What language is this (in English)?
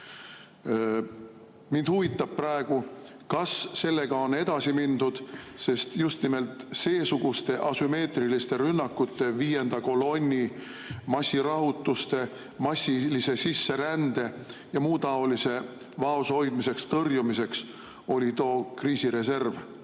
Estonian